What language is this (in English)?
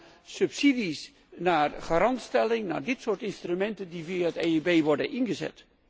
Dutch